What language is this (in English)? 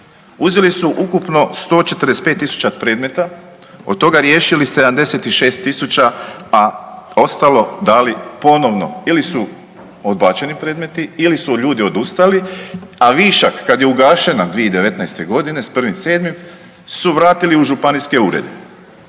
Croatian